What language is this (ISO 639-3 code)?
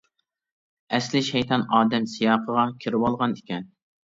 uig